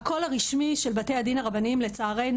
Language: Hebrew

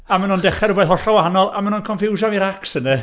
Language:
Welsh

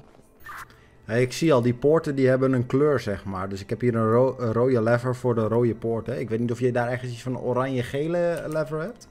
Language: Dutch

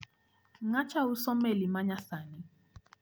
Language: Luo (Kenya and Tanzania)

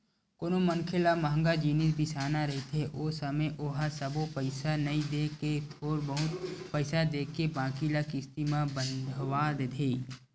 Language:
Chhattisgarhi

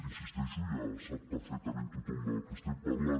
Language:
Catalan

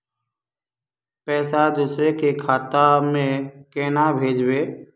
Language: Magahi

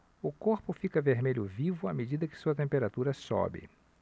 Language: Portuguese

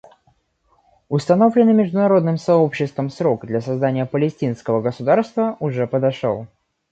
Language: Russian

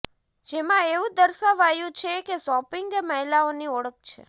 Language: Gujarati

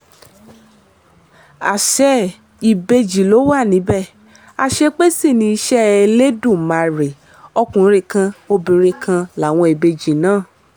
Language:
Yoruba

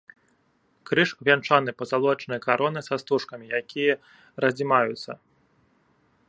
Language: Belarusian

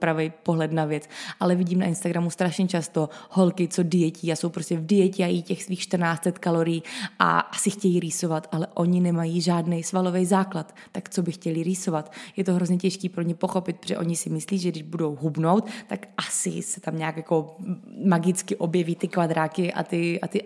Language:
Czech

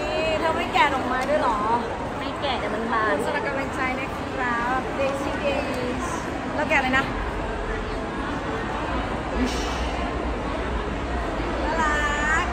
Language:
Thai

